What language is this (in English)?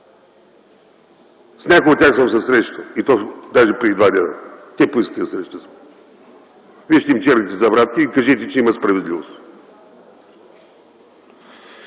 Bulgarian